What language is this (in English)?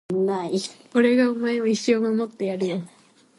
Japanese